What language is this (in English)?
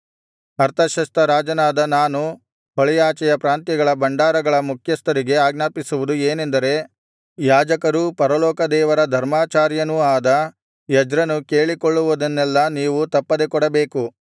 Kannada